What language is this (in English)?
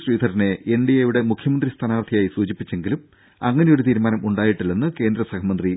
Malayalam